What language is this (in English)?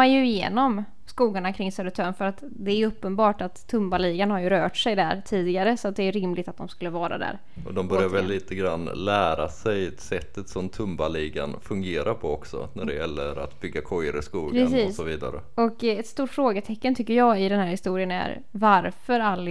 Swedish